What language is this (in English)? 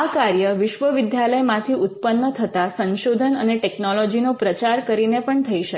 Gujarati